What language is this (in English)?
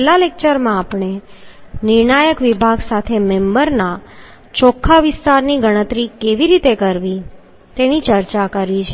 Gujarati